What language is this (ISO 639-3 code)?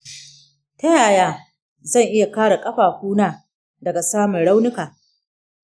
hau